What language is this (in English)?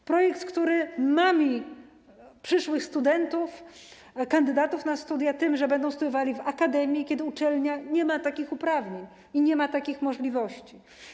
Polish